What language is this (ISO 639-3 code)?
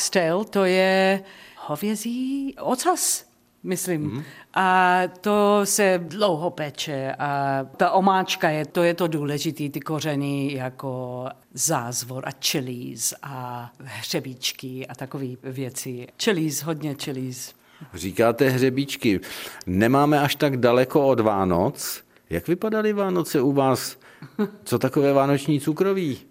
ces